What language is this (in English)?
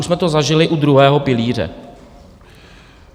Czech